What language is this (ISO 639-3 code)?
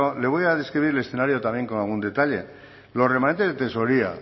spa